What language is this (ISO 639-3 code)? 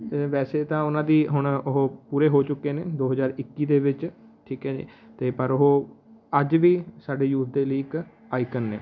pan